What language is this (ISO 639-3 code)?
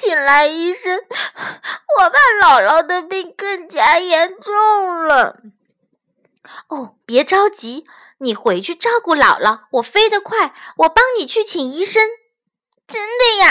zho